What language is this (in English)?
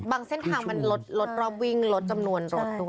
Thai